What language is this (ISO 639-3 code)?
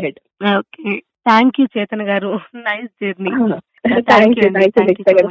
tel